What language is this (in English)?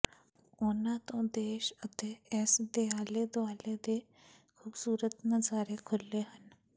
Punjabi